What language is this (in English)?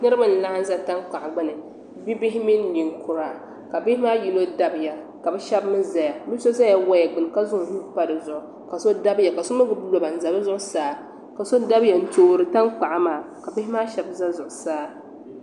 Dagbani